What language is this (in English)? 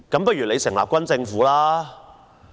Cantonese